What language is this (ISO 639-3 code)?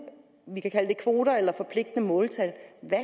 dan